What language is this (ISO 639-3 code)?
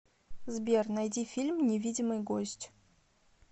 rus